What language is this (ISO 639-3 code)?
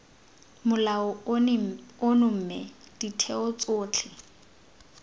tsn